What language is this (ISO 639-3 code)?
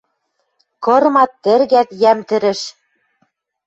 mrj